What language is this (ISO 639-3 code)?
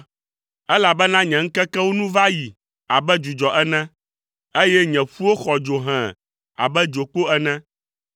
ewe